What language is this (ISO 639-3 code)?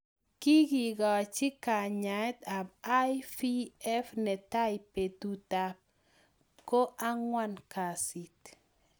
kln